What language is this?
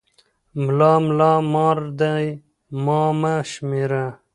Pashto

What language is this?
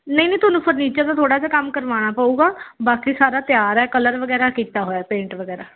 Punjabi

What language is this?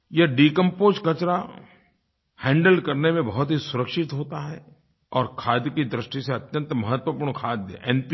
Hindi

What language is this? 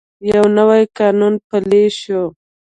Pashto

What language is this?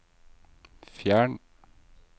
Norwegian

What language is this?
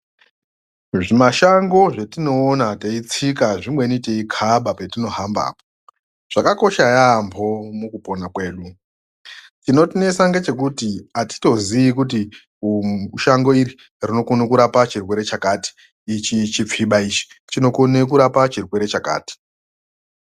Ndau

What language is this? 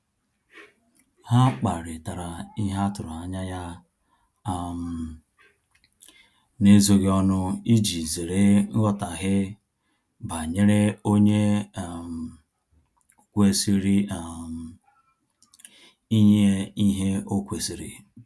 Igbo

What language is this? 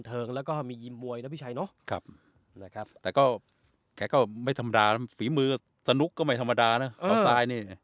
Thai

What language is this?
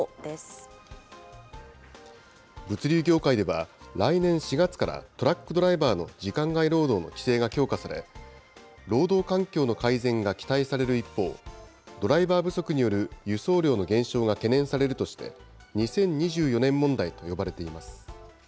Japanese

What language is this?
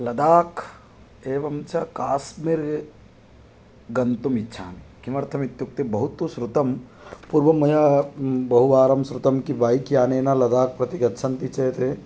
Sanskrit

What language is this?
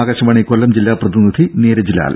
Malayalam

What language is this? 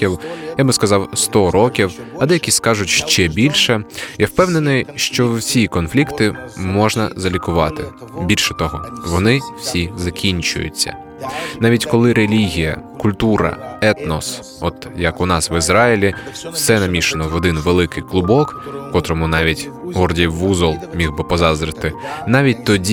Ukrainian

